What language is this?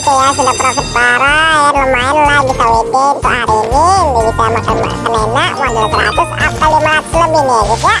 Indonesian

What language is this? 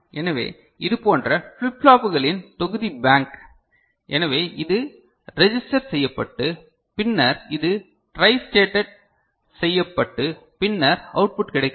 Tamil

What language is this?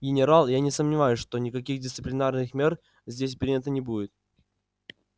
Russian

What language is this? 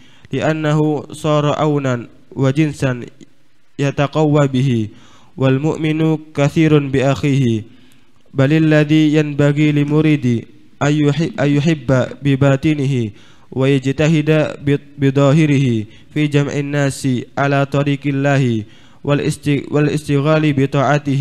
Indonesian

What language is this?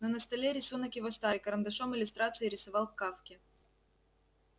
Russian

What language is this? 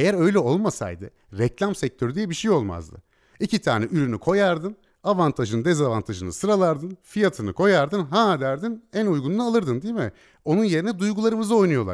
Turkish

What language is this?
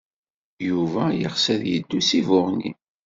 Kabyle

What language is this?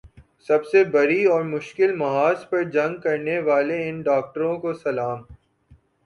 Urdu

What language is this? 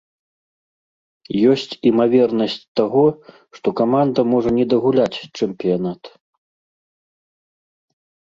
Belarusian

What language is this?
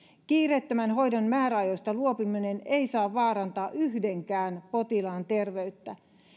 Finnish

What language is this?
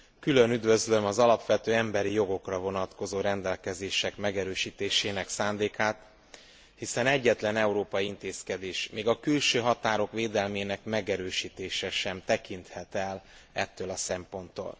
Hungarian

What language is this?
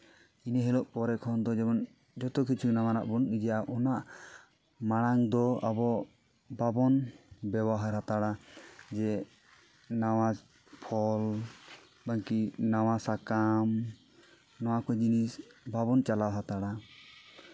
Santali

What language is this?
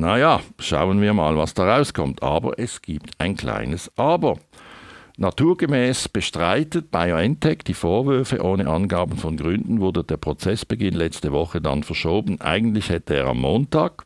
German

